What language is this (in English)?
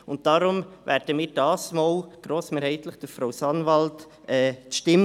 Swiss German